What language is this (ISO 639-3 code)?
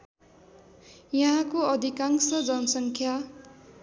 nep